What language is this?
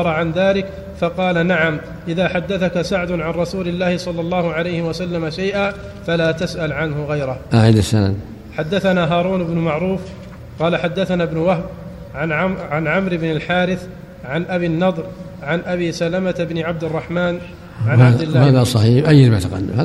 Arabic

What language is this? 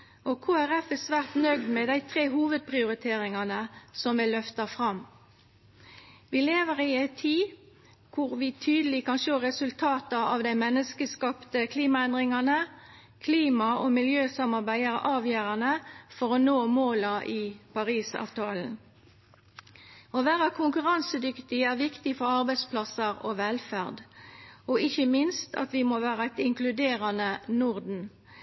Norwegian Nynorsk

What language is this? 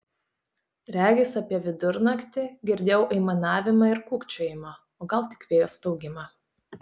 Lithuanian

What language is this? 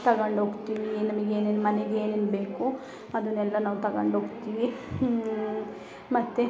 Kannada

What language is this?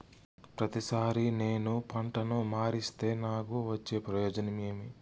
Telugu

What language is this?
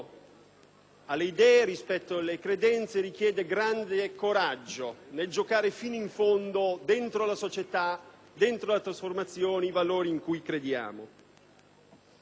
Italian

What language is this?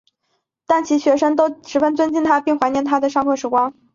Chinese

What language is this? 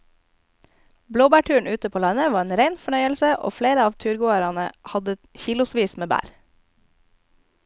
Norwegian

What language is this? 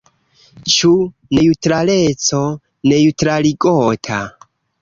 Esperanto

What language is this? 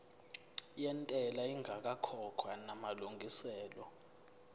Zulu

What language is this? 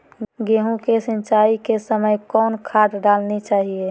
Magahi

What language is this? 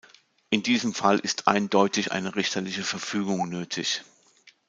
German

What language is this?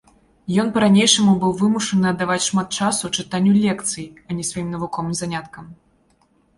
Belarusian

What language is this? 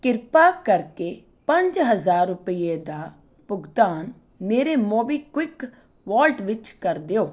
Punjabi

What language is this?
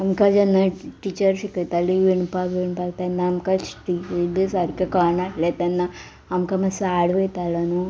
Konkani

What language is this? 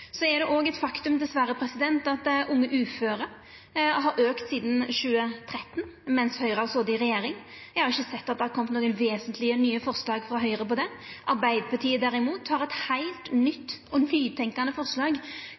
Norwegian Nynorsk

